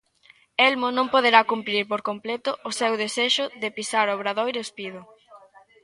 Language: Galician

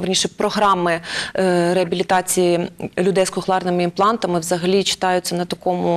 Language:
Ukrainian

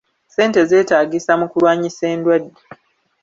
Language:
Ganda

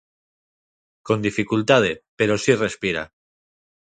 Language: Galician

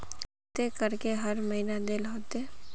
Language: Magahi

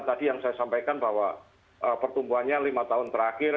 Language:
Indonesian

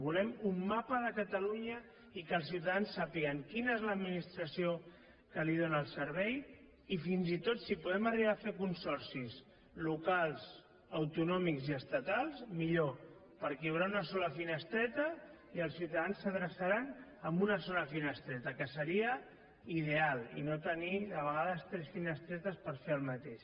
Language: Catalan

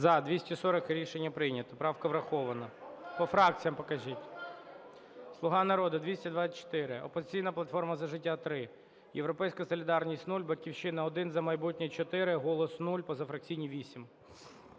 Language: Ukrainian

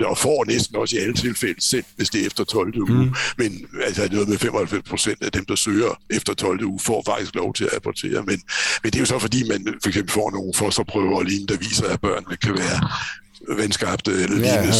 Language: Danish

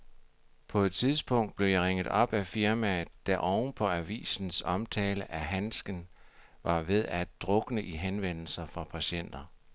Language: Danish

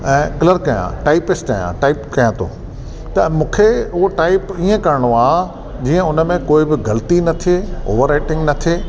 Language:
Sindhi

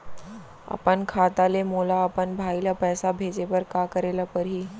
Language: Chhattisgarhi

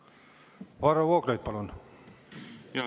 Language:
Estonian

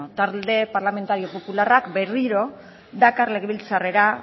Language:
Basque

